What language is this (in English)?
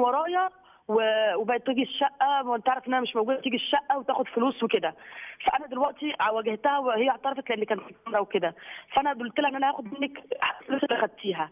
Arabic